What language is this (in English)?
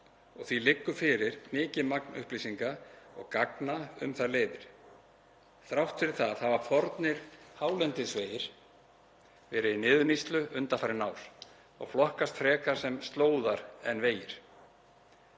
Icelandic